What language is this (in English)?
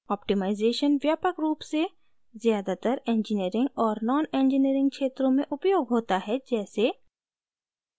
Hindi